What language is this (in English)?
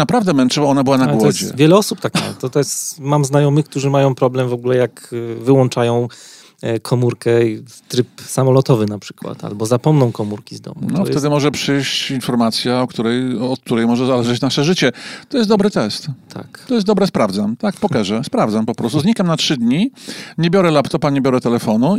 Polish